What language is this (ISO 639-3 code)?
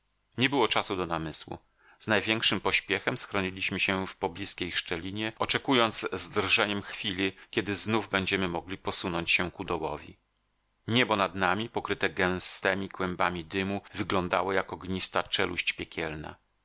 pol